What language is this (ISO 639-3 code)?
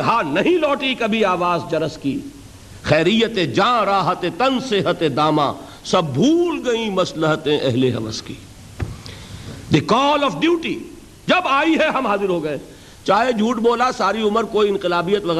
urd